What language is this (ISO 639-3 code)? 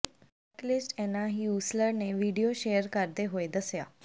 pan